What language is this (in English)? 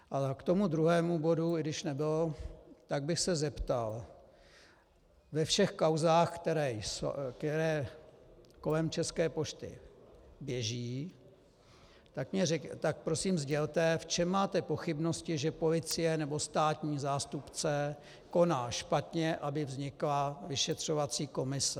Czech